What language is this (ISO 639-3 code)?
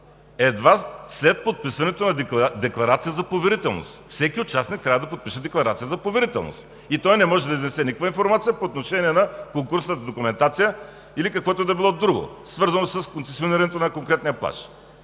bul